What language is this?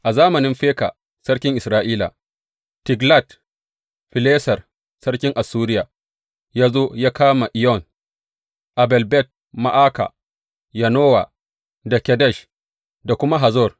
Hausa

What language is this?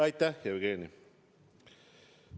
Estonian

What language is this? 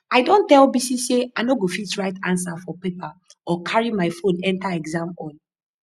Nigerian Pidgin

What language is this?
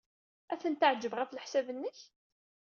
Kabyle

